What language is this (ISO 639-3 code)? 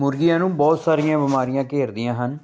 pan